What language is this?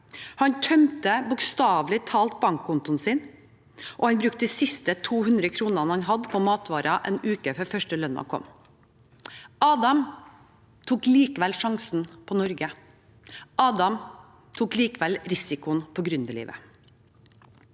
Norwegian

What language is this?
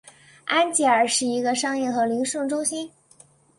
Chinese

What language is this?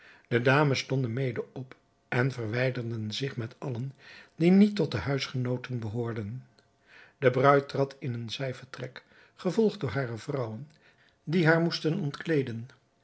Dutch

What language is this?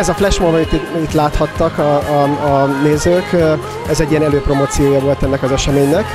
Hungarian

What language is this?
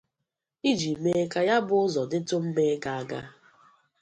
Igbo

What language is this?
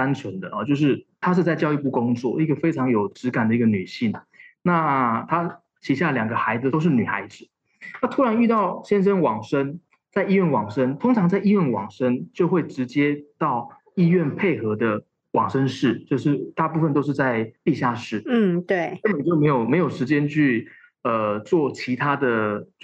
Chinese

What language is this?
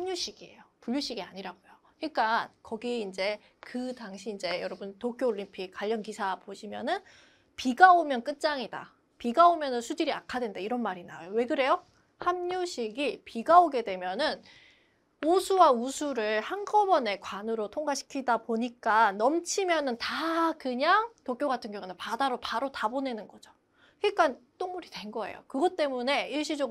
Korean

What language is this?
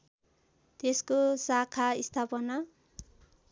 Nepali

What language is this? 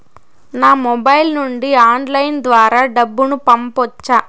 Telugu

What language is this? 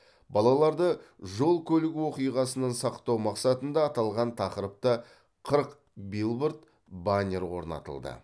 Kazakh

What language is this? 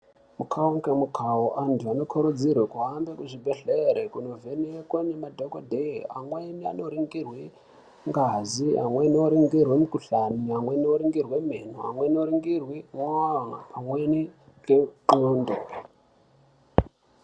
Ndau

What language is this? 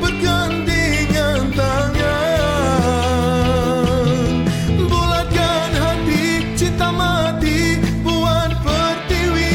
Malay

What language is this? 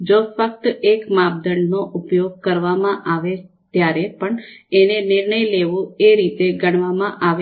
Gujarati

